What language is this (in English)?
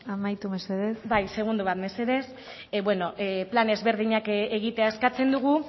Basque